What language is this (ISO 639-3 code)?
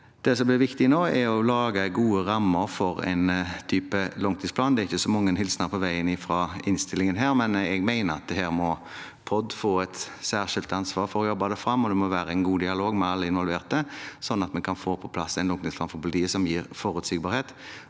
nor